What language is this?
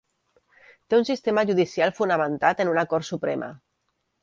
Catalan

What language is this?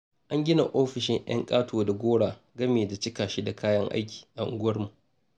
Hausa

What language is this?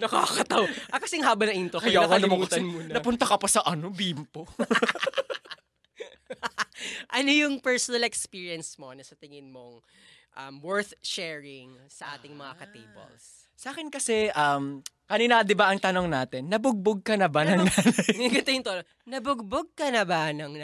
Filipino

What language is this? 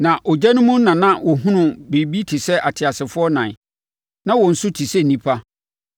Akan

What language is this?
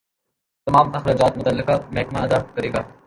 Urdu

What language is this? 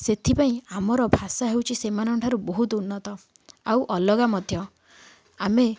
Odia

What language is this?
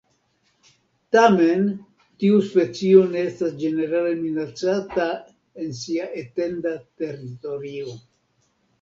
Esperanto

